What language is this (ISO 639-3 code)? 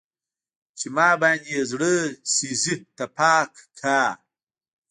pus